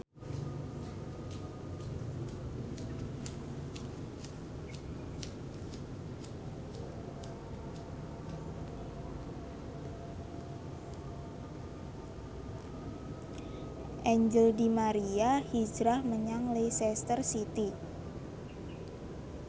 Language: Javanese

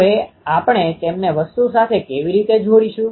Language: Gujarati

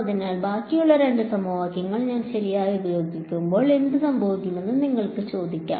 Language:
Malayalam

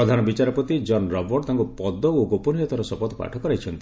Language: Odia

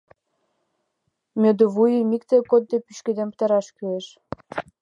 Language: Mari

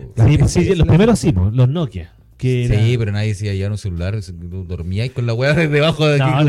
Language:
Spanish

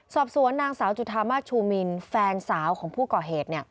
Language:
Thai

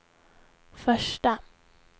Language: Swedish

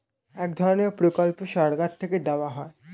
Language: Bangla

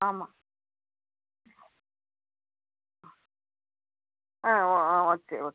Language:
Tamil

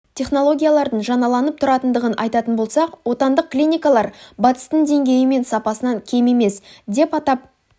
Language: Kazakh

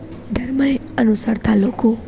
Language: Gujarati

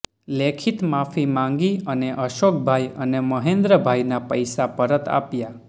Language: Gujarati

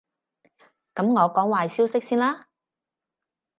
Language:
Cantonese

